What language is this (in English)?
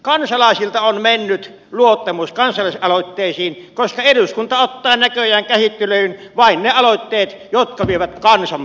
Finnish